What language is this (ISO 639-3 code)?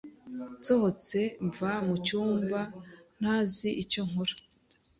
kin